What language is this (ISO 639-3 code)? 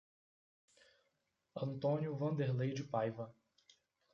por